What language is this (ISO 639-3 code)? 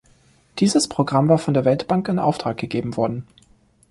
deu